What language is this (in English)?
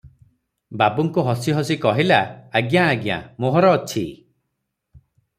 Odia